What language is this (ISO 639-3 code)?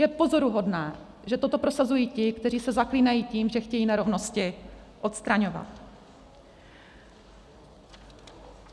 ces